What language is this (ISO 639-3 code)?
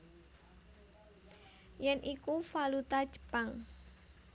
jav